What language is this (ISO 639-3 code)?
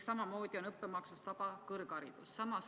est